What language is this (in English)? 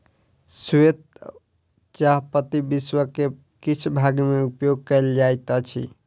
Maithili